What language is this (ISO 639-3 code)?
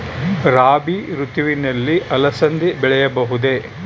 kan